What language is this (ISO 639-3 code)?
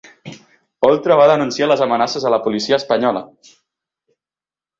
cat